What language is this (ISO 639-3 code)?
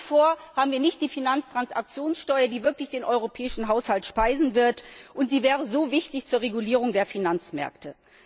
deu